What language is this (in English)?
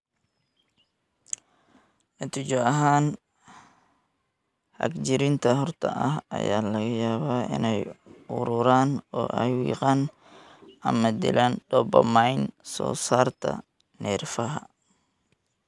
Somali